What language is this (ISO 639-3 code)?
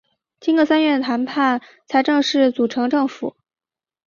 zho